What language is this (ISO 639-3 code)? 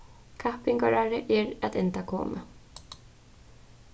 fao